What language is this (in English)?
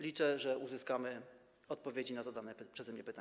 Polish